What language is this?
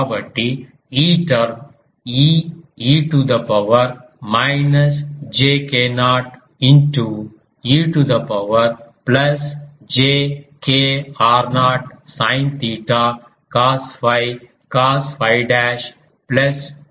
Telugu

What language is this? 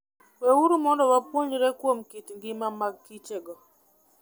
Luo (Kenya and Tanzania)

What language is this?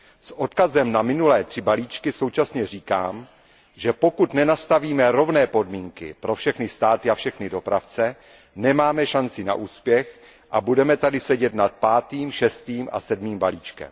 Czech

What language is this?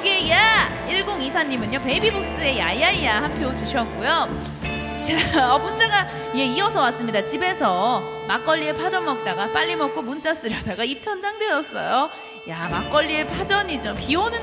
Korean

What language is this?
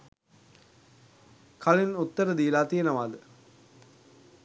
Sinhala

